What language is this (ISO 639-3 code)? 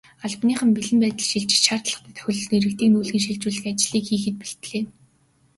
mon